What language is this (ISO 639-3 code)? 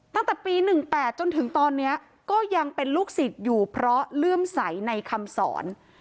tha